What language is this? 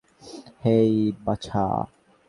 Bangla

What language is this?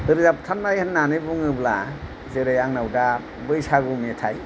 Bodo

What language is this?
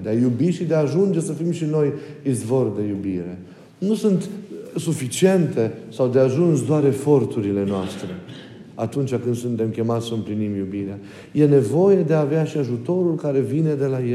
Romanian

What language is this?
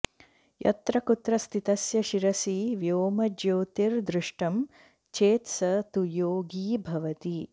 Sanskrit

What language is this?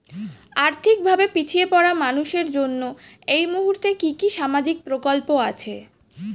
Bangla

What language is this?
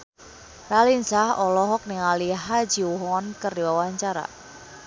Sundanese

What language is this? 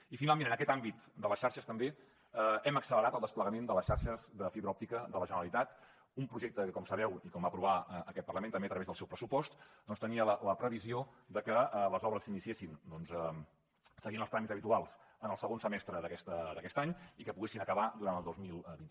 Catalan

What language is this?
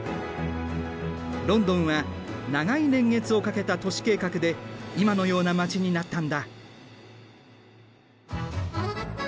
Japanese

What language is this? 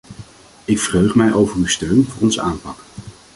Dutch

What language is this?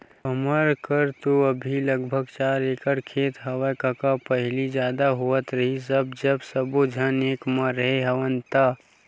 Chhattisgarhi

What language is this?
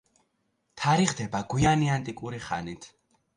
Georgian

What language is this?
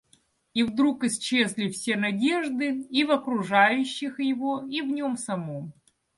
Russian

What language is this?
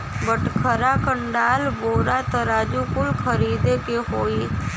Bhojpuri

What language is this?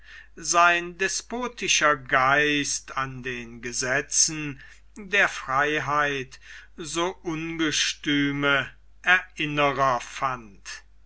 German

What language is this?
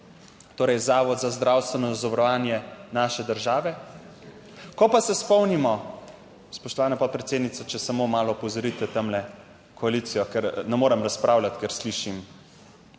Slovenian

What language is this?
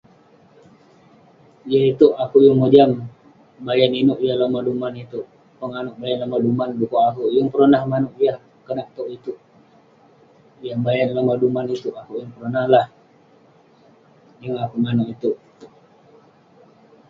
Western Penan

